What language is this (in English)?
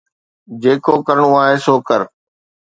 Sindhi